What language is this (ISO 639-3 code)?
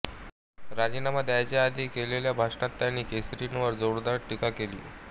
mar